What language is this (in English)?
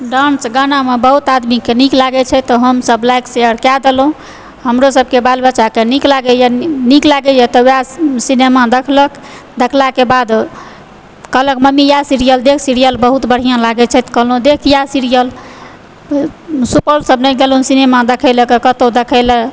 Maithili